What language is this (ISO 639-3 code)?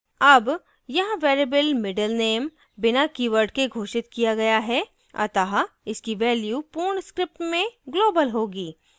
hin